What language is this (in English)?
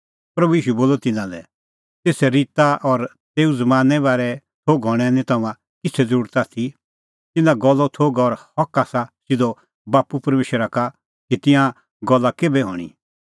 Kullu Pahari